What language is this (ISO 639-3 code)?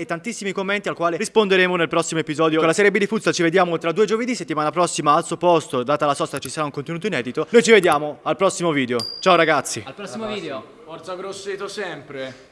ita